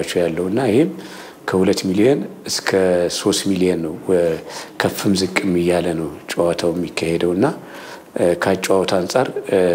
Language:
Arabic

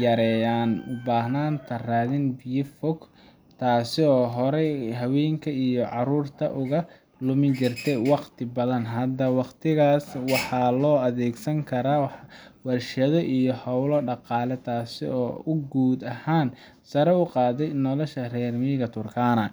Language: Somali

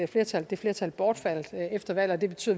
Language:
Danish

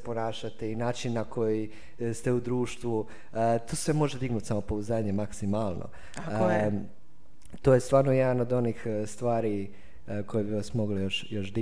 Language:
Croatian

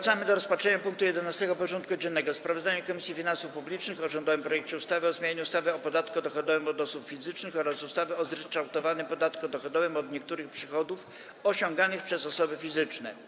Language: Polish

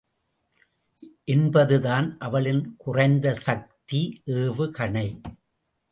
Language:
Tamil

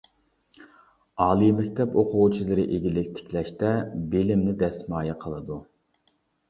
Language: Uyghur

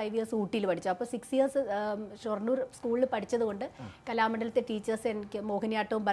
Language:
Malayalam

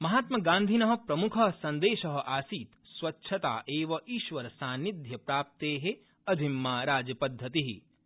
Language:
Sanskrit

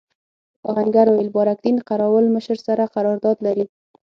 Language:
Pashto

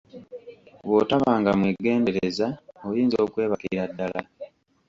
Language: Ganda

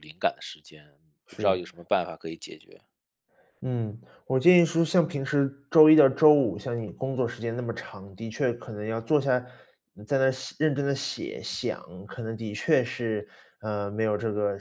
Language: Chinese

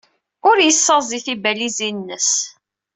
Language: Kabyle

